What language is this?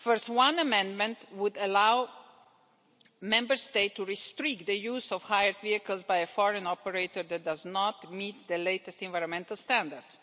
English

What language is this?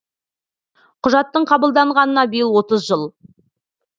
Kazakh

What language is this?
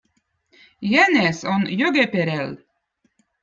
Votic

